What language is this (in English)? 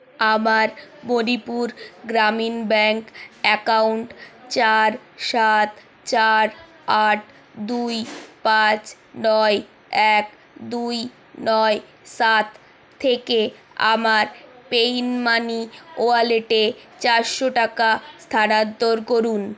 Bangla